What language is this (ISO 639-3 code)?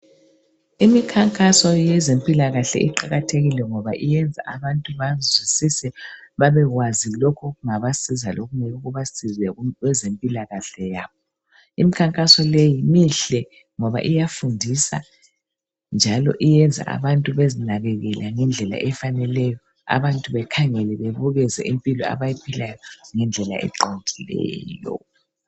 nde